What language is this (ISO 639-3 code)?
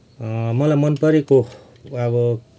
nep